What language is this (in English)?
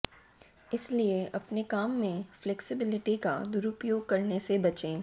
Hindi